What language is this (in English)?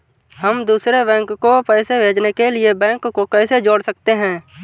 Hindi